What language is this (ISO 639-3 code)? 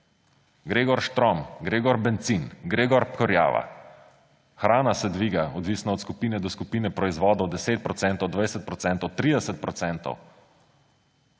slv